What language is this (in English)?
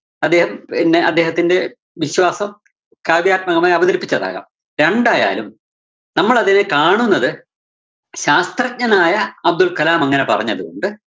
Malayalam